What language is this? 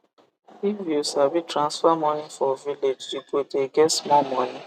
Nigerian Pidgin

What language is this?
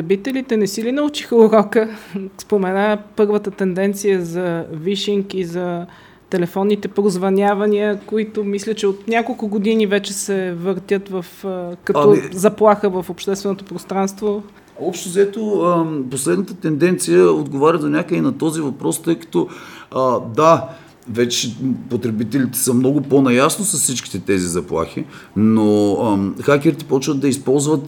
Bulgarian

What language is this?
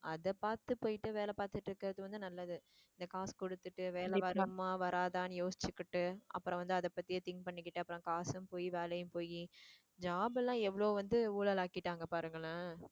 Tamil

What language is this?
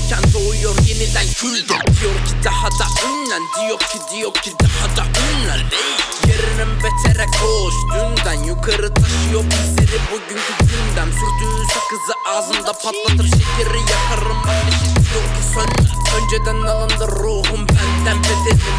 Turkish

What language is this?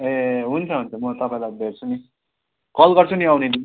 Nepali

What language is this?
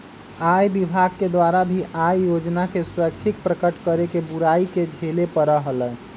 Magahi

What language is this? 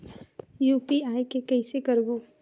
Chhattisgarhi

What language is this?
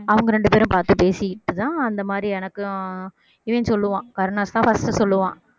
Tamil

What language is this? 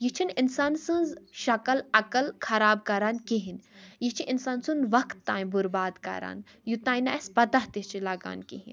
Kashmiri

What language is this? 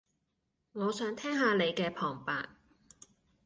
Cantonese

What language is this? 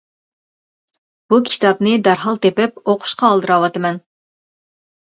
Uyghur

